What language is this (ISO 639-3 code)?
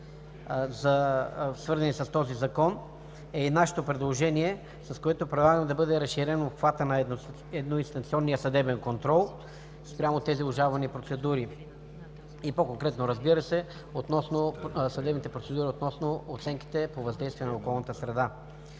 bul